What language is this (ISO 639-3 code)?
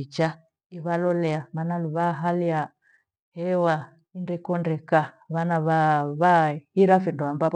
gwe